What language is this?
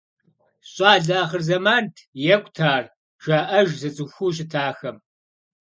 Kabardian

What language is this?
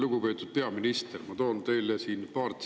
Estonian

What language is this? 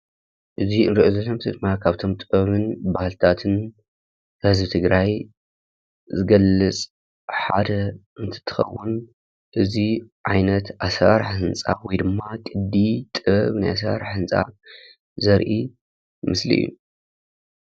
Tigrinya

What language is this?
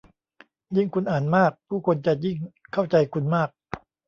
Thai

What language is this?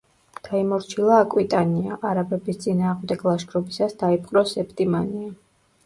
Georgian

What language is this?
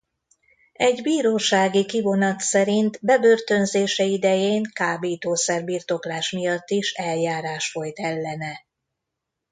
Hungarian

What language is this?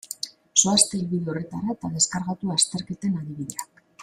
Basque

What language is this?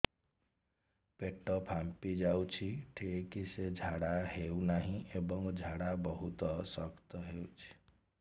Odia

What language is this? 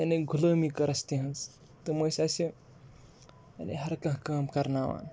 Kashmiri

